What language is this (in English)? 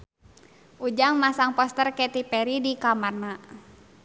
Sundanese